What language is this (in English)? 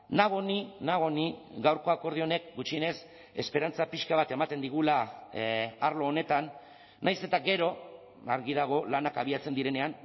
Basque